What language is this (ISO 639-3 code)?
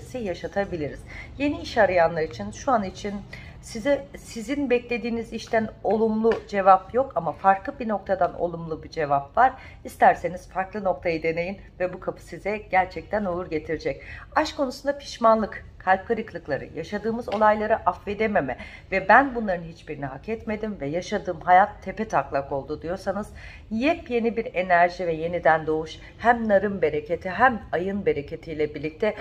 tur